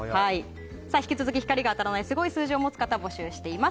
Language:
Japanese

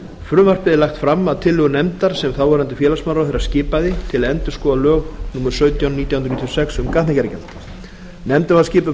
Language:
Icelandic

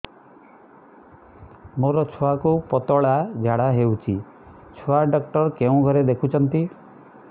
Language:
Odia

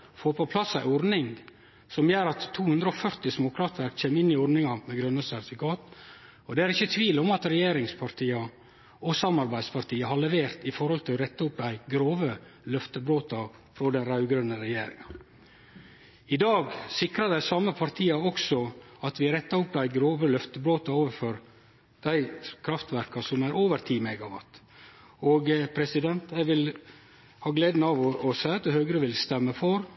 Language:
Norwegian Nynorsk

